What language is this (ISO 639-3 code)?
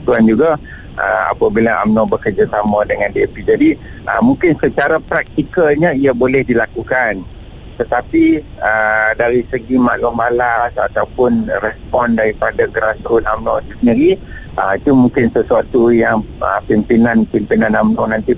msa